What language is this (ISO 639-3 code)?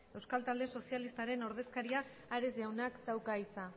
eus